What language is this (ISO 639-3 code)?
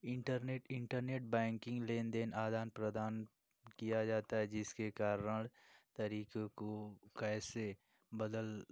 hin